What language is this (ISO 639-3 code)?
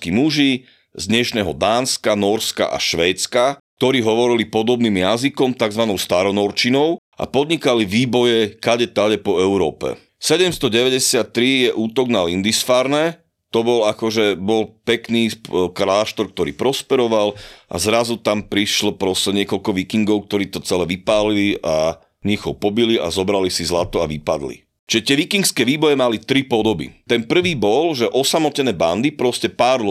slk